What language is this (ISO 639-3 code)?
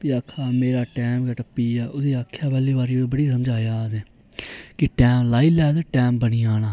doi